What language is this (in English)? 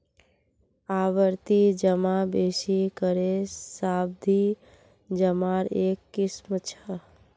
Magahi